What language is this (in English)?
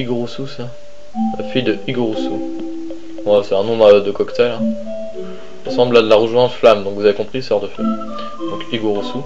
French